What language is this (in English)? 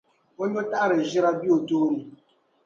Dagbani